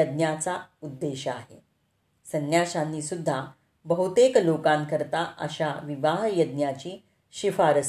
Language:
Marathi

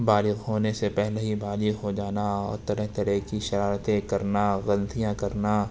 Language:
Urdu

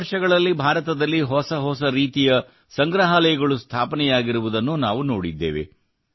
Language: Kannada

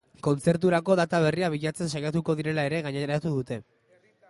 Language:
Basque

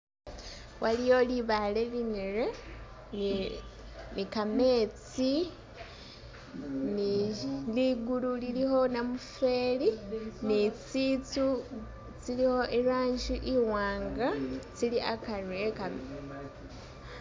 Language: Masaaba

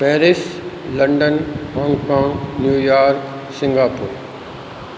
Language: Sindhi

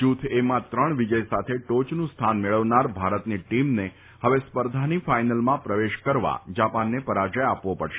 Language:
Gujarati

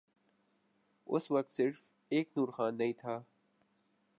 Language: Urdu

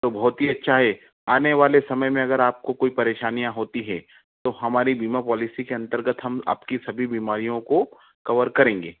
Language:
Hindi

